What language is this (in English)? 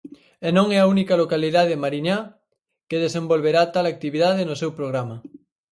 Galician